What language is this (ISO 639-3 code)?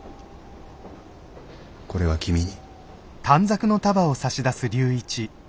jpn